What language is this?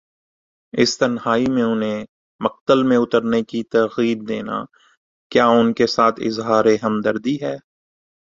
Urdu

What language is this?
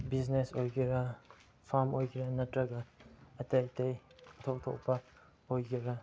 Manipuri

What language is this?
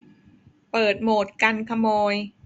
Thai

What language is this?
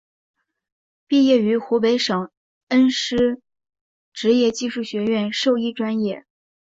Chinese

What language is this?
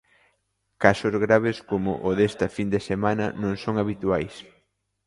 Galician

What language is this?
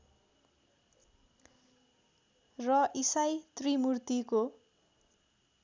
Nepali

